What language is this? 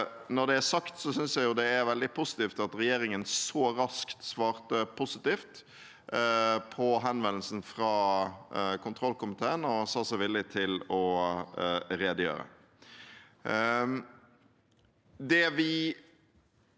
Norwegian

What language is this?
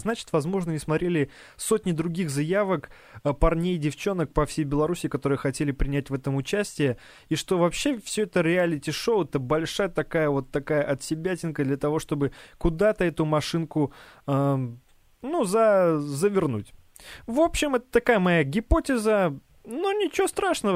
Russian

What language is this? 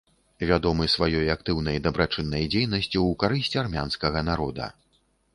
Belarusian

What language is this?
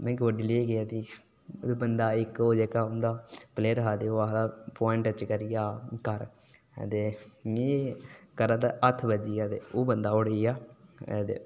Dogri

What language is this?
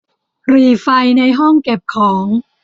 Thai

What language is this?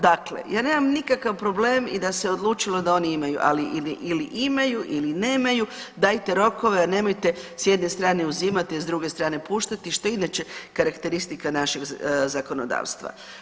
Croatian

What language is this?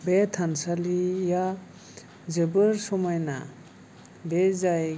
Bodo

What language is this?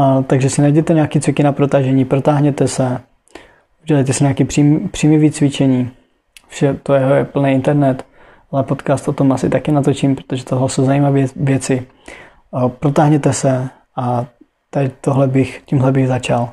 Czech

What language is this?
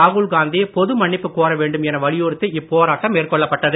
Tamil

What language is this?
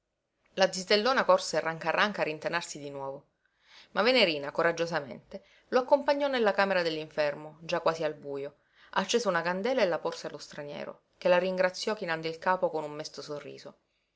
Italian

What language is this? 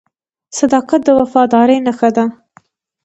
Pashto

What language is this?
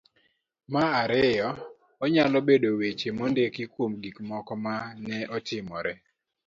Luo (Kenya and Tanzania)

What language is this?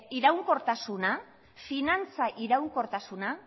Basque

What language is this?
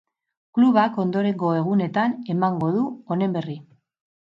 Basque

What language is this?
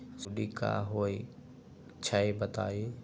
Magahi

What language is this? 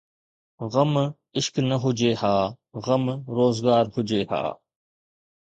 Sindhi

